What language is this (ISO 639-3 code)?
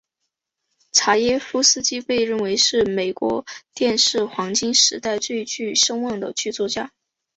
zho